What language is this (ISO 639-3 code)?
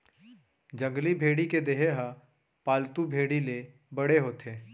hne